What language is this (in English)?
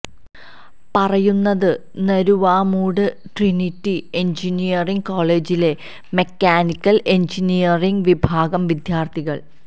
Malayalam